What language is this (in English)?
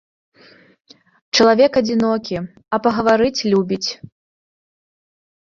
Belarusian